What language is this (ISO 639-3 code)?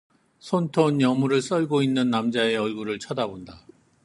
kor